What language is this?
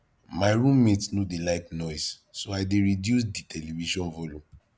Nigerian Pidgin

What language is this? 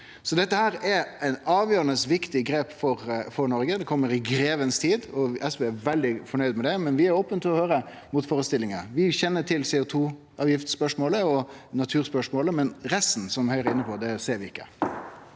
Norwegian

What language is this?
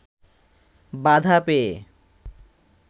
Bangla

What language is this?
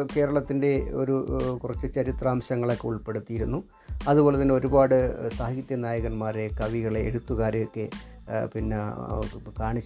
Malayalam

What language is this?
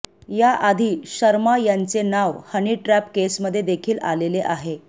Marathi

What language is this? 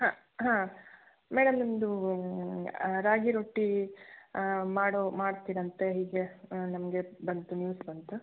Kannada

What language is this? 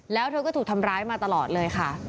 Thai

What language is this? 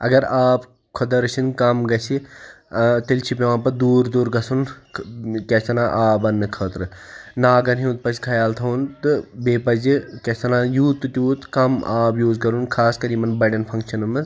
Kashmiri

